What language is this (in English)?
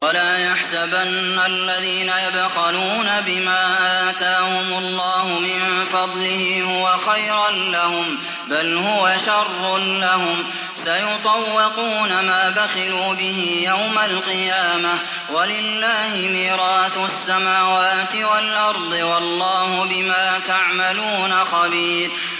Arabic